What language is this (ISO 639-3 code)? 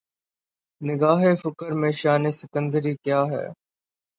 urd